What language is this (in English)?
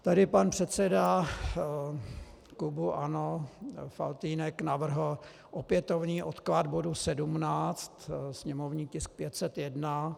Czech